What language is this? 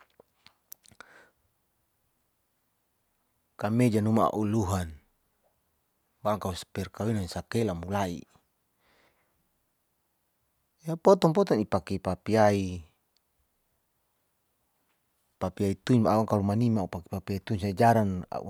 Saleman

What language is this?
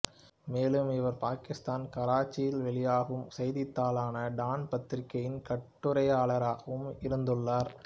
Tamil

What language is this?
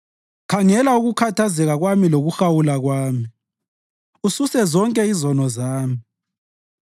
North Ndebele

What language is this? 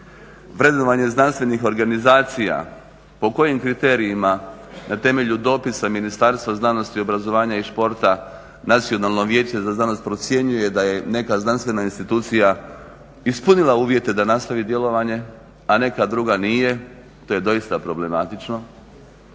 Croatian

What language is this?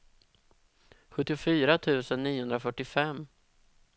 Swedish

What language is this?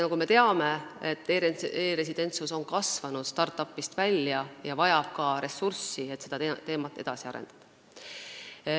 Estonian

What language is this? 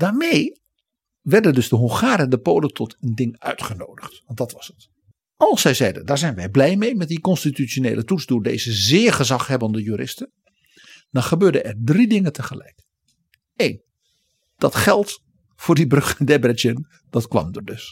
Dutch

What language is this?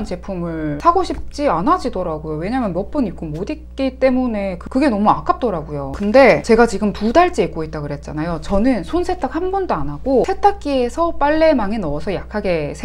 Korean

